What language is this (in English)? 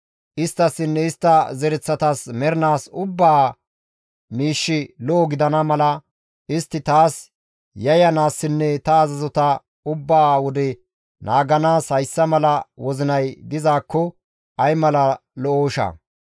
Gamo